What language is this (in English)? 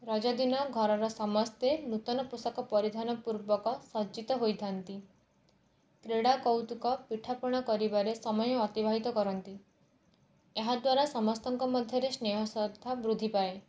Odia